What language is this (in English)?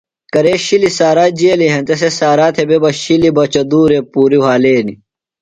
Phalura